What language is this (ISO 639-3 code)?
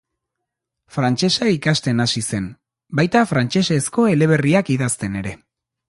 eus